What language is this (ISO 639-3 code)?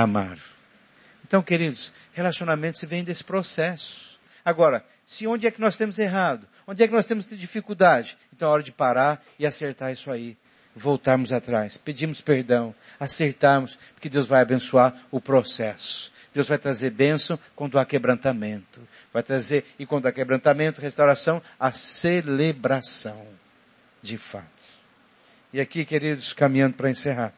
por